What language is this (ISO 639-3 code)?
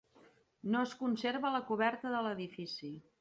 cat